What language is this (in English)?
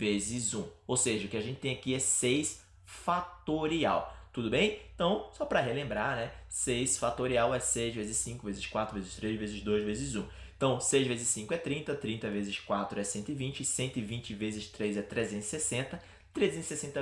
Portuguese